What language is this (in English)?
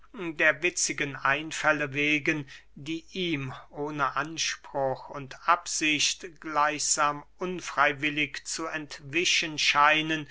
German